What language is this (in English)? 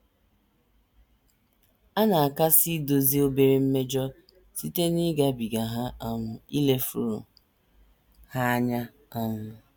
Igbo